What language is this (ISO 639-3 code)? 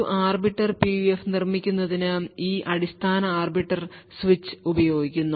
mal